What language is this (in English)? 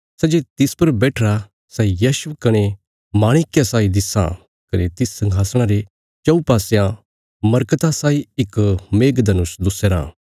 Bilaspuri